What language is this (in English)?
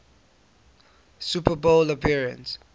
English